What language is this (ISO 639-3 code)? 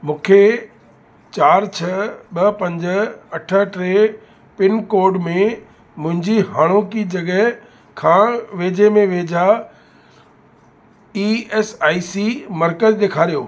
snd